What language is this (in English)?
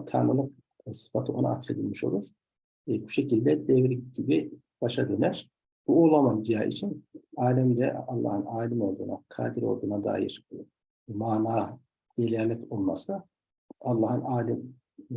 Turkish